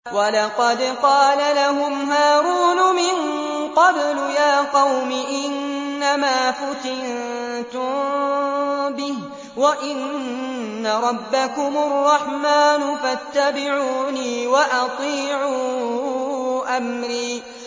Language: Arabic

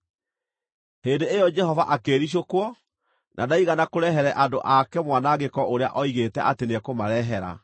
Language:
Kikuyu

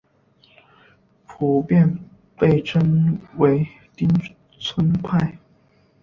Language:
Chinese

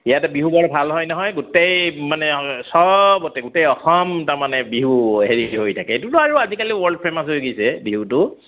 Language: Assamese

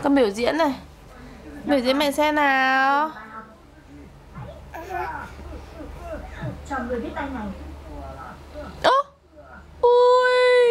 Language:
Vietnamese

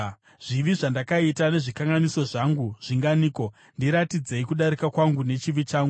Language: Shona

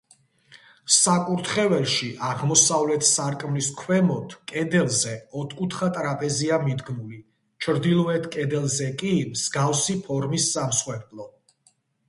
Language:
Georgian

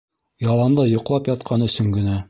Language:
Bashkir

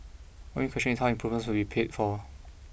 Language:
English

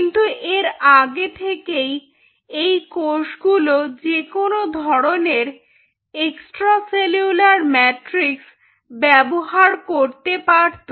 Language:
Bangla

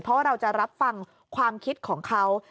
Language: Thai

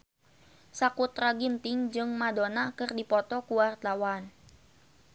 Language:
Sundanese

